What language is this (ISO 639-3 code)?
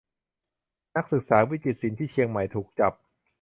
tha